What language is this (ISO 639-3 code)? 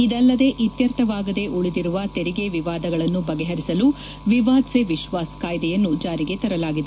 kan